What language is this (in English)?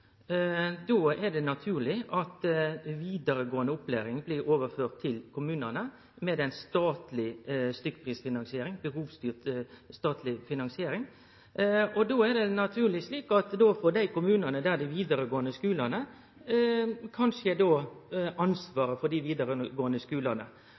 Norwegian Nynorsk